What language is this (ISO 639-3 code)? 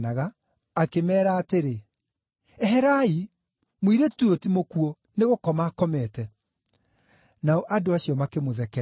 kik